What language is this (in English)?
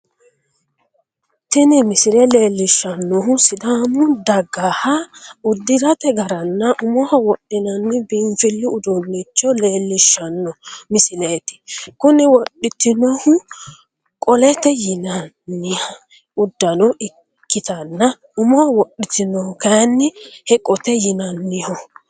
Sidamo